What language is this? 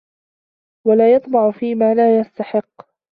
Arabic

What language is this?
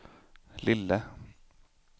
Swedish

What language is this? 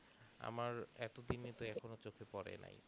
Bangla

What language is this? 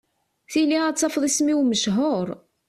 Kabyle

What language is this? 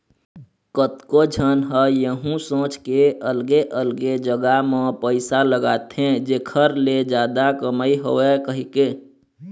Chhattisgarhi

